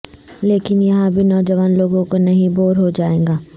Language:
Urdu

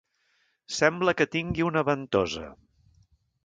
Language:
Catalan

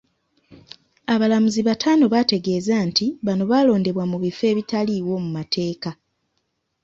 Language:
Ganda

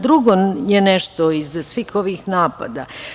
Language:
Serbian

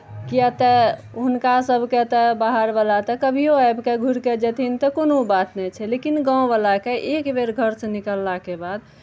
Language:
Maithili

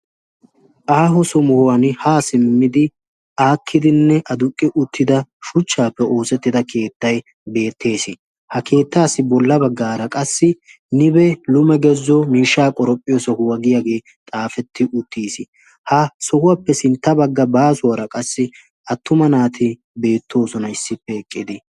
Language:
Wolaytta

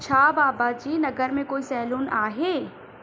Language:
Sindhi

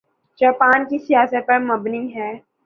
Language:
Urdu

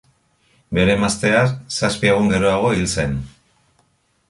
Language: Basque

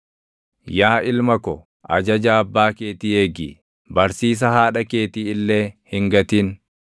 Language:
Oromo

